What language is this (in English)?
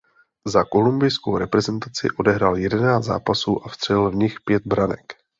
Czech